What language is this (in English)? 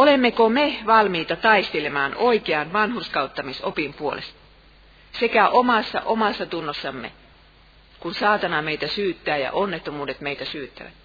Finnish